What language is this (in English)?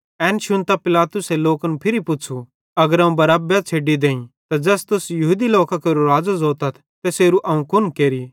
Bhadrawahi